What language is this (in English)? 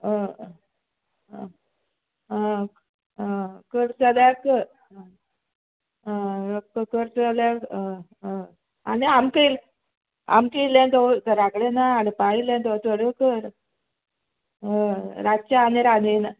Konkani